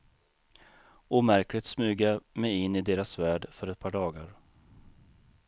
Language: Swedish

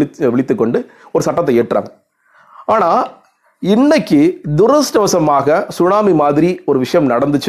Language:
Tamil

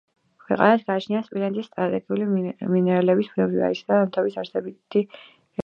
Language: Georgian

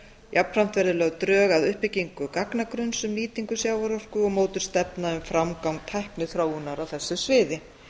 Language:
Icelandic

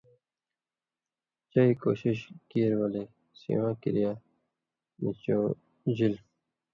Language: Indus Kohistani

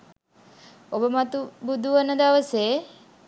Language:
Sinhala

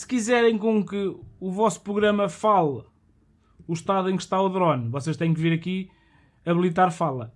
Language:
Portuguese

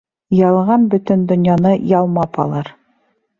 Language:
Bashkir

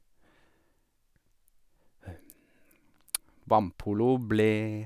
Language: Norwegian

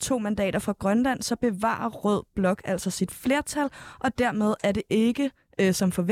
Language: Danish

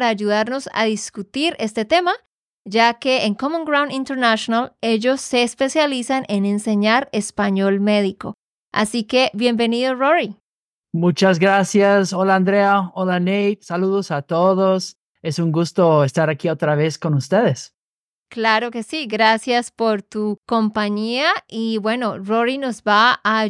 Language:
Spanish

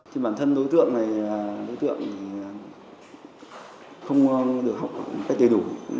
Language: Vietnamese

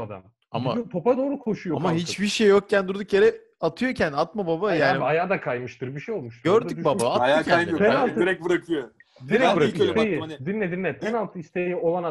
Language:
Turkish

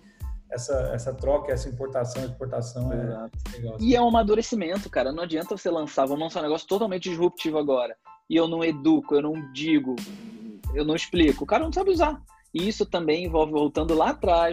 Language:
Portuguese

